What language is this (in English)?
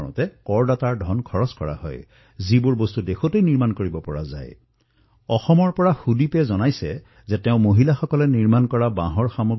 Assamese